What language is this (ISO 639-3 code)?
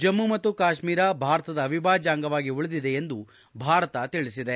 kan